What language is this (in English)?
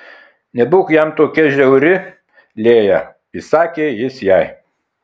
Lithuanian